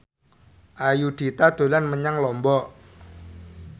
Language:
Javanese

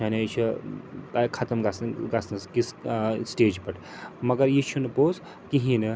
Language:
Kashmiri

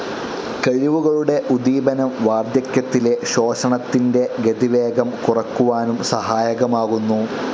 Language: Malayalam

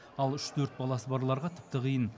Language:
Kazakh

